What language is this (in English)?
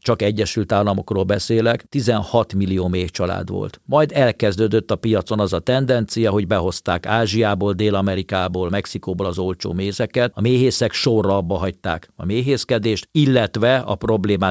Hungarian